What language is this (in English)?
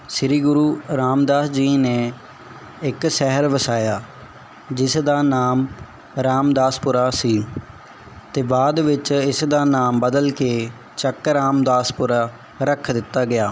Punjabi